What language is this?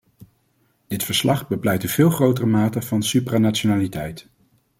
Dutch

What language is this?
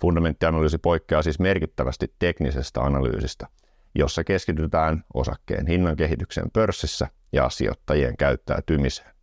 Finnish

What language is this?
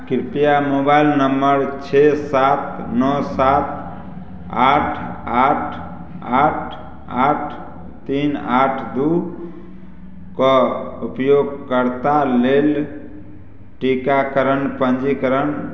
Maithili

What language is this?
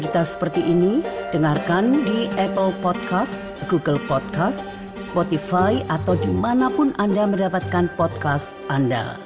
Indonesian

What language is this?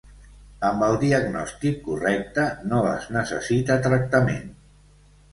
Catalan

